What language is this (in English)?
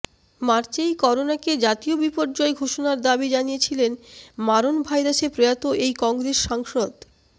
Bangla